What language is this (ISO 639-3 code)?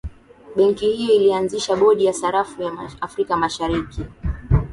swa